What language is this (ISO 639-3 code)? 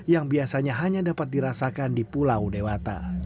ind